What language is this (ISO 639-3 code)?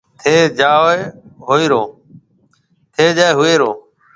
mve